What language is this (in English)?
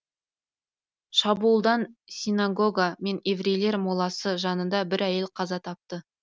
Kazakh